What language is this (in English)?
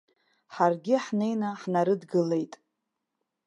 Abkhazian